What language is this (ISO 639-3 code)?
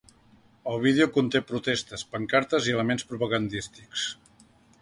cat